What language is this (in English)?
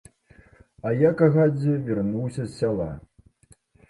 Belarusian